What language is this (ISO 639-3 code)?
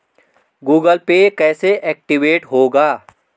hin